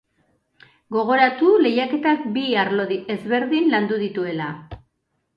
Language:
Basque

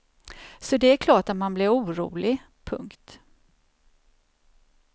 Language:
Swedish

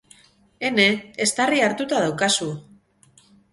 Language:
Basque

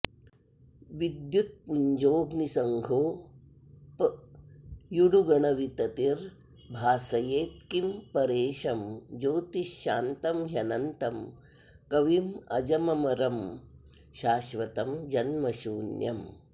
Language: Sanskrit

